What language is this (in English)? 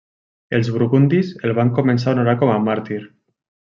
Catalan